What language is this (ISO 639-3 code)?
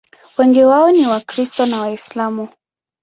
swa